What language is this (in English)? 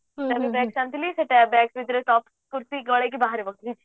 Odia